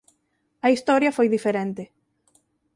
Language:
Galician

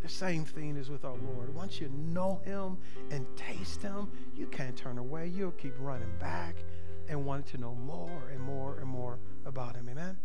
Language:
English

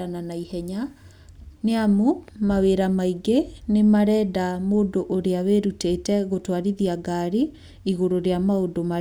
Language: Kikuyu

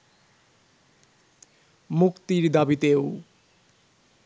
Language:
Bangla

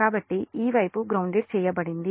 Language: Telugu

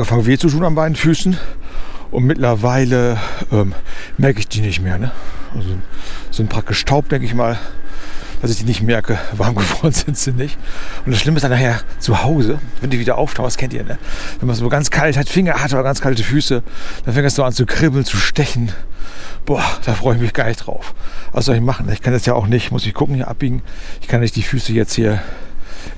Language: German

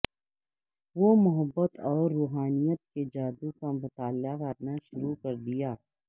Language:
Urdu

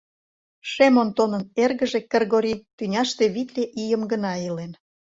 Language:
Mari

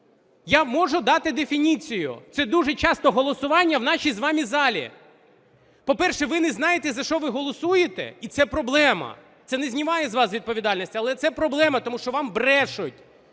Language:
Ukrainian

